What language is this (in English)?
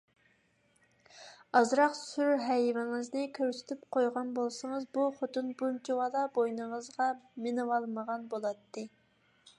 Uyghur